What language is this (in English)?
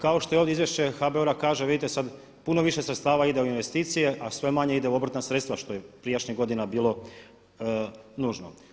Croatian